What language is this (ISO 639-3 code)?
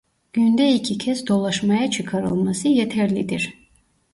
tur